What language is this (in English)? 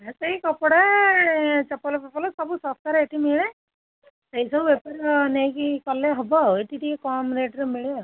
Odia